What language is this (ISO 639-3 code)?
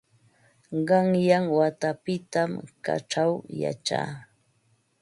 qva